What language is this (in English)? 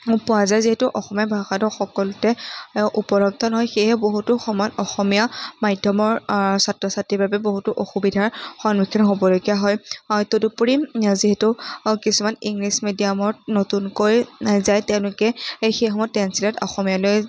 Assamese